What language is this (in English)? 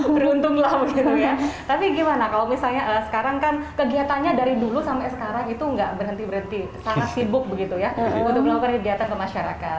Indonesian